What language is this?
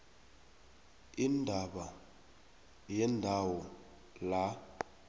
South Ndebele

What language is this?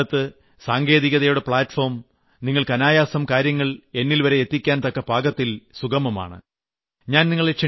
Malayalam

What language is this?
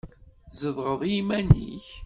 Kabyle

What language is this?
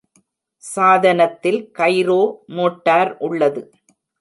Tamil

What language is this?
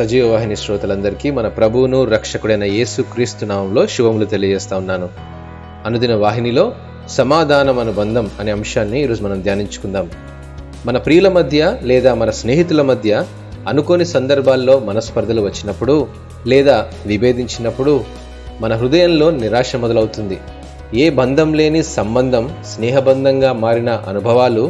Telugu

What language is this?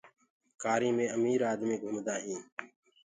Gurgula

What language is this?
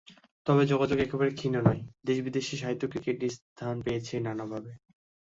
Bangla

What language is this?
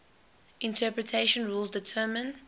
English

